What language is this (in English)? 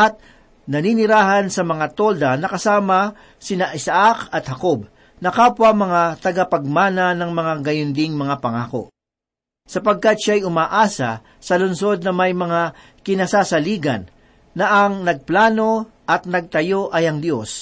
Filipino